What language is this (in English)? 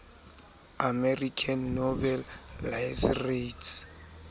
Southern Sotho